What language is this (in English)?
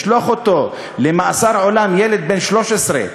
Hebrew